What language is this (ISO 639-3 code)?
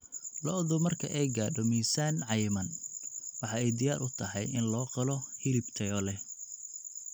som